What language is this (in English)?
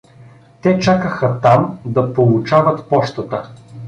Bulgarian